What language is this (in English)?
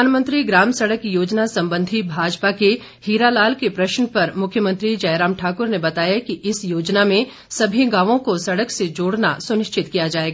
Hindi